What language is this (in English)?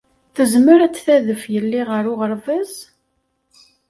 Kabyle